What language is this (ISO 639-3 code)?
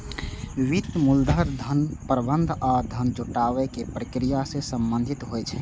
mai